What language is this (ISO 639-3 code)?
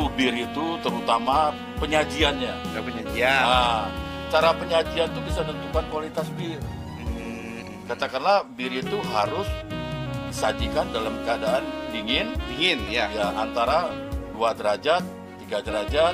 ind